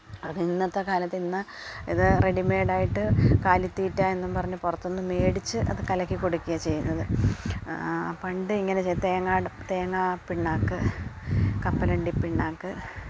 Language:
Malayalam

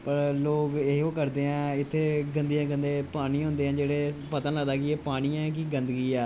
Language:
Dogri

